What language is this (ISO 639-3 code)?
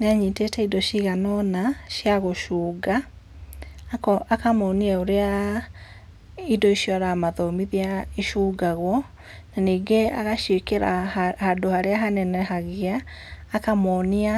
kik